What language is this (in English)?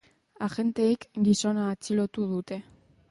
Basque